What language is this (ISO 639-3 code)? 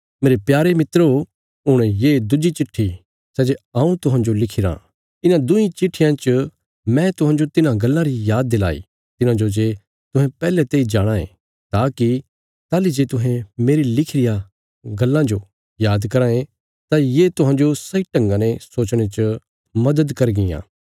kfs